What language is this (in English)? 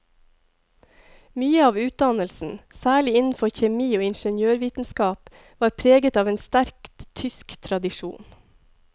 Norwegian